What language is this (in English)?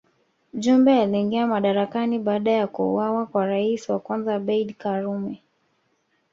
Swahili